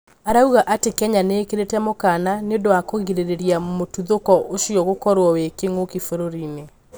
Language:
Kikuyu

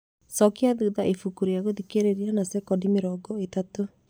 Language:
Kikuyu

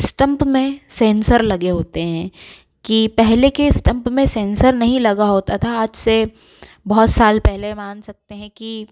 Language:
Hindi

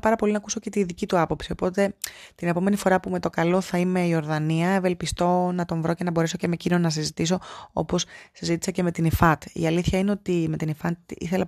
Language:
Greek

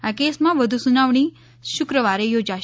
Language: Gujarati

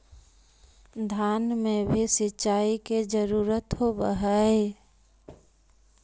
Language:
Magahi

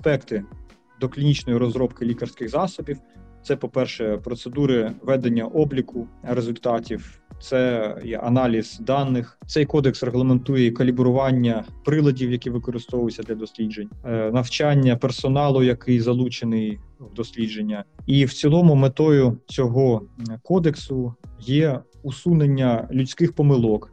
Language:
Ukrainian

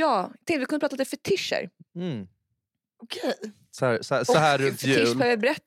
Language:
Swedish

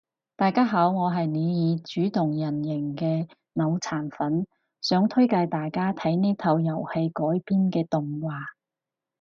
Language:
Cantonese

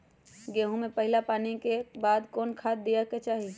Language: Magahi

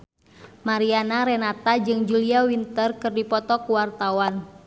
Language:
Sundanese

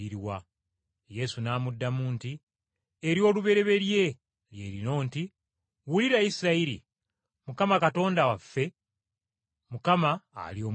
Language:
Ganda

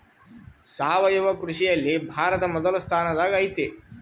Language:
Kannada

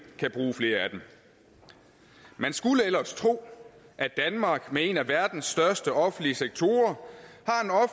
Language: Danish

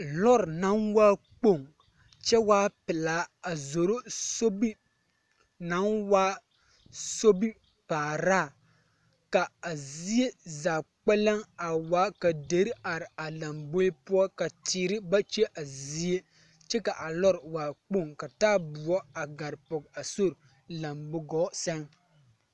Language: Southern Dagaare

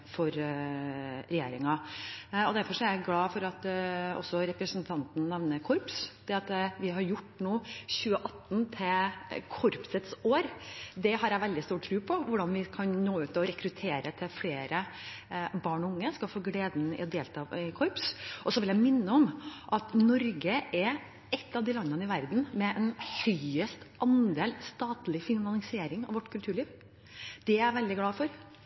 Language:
Norwegian Bokmål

